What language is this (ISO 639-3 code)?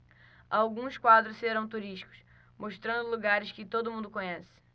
por